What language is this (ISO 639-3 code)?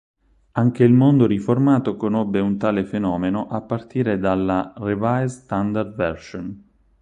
ita